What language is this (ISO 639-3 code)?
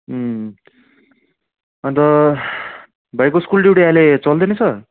nep